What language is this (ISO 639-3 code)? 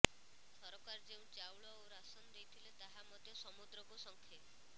ori